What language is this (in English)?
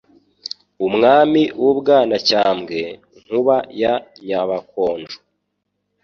Kinyarwanda